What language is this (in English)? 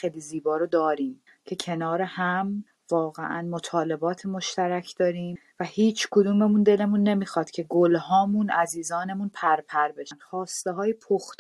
Persian